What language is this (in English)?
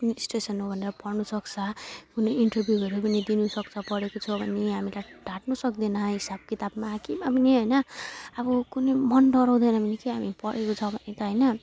Nepali